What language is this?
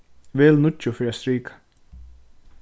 Faroese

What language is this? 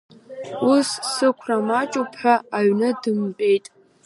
Abkhazian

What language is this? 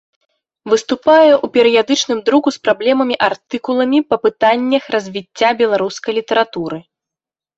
Belarusian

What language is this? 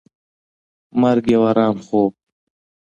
Pashto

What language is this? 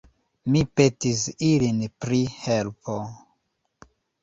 Esperanto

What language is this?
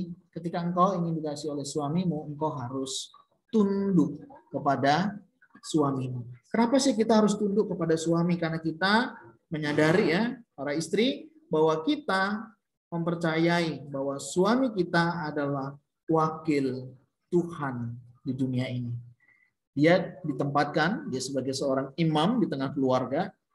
Indonesian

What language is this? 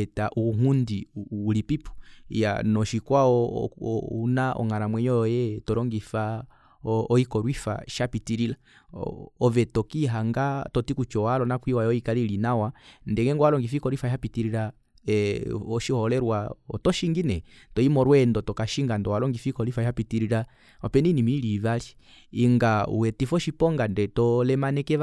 Kuanyama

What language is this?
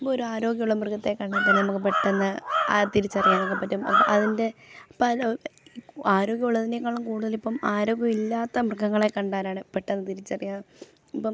Malayalam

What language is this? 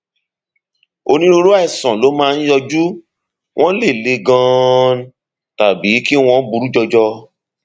Yoruba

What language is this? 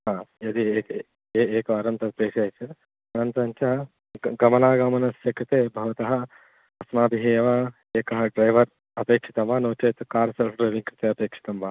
Sanskrit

